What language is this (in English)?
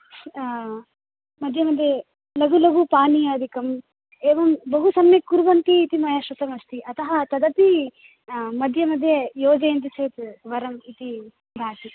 Sanskrit